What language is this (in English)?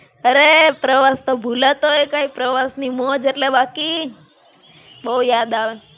Gujarati